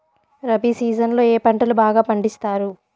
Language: Telugu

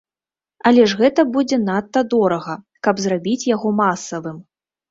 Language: Belarusian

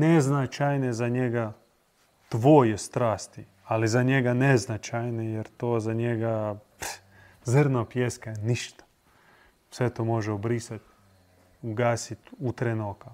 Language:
Croatian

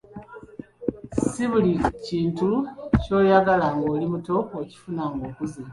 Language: Ganda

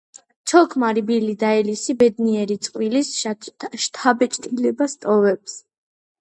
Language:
Georgian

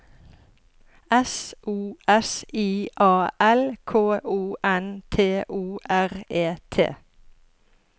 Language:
Norwegian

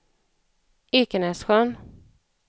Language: Swedish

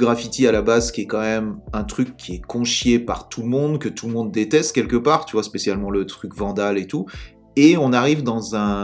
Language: French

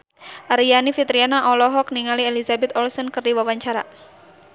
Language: Sundanese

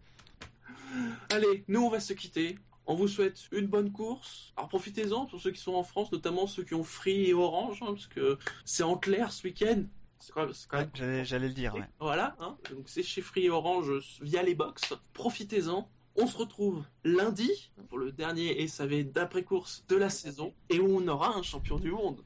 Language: French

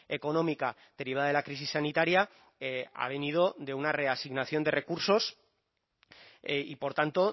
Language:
Spanish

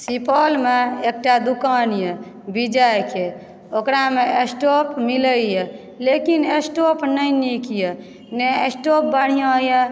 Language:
Maithili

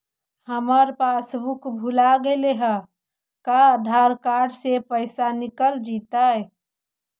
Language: Magahi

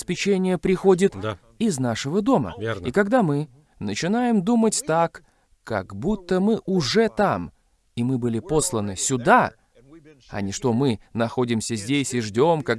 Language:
Russian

